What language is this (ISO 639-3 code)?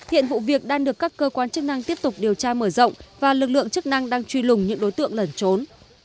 vie